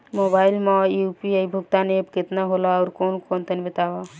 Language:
Bhojpuri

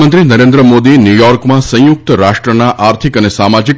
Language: Gujarati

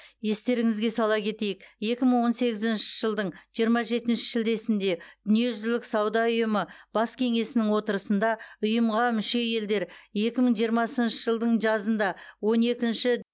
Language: Kazakh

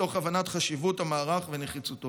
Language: Hebrew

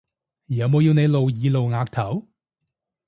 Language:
Cantonese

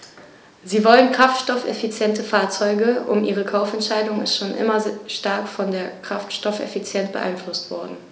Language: German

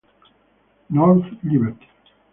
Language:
Italian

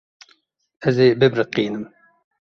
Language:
Kurdish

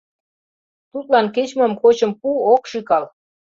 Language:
Mari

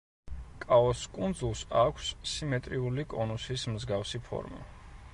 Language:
Georgian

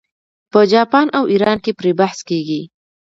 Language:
Pashto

